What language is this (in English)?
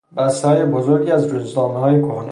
Persian